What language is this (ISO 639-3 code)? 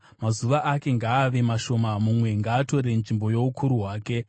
sna